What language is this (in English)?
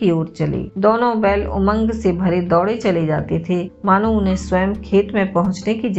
Hindi